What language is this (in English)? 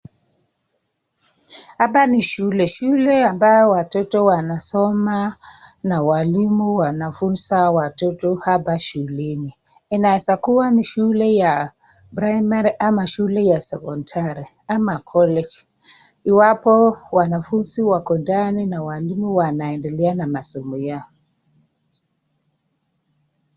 Swahili